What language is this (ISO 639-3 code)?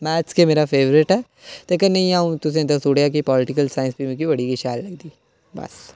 doi